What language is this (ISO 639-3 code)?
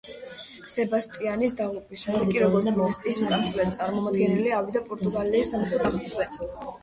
kat